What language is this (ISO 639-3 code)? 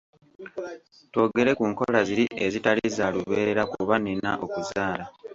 lug